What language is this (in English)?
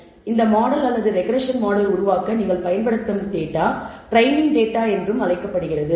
Tamil